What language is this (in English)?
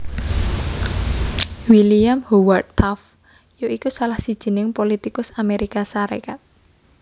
Javanese